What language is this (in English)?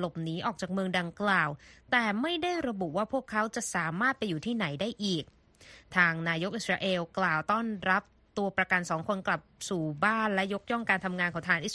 Thai